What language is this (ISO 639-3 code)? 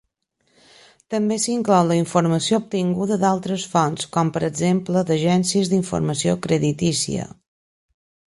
cat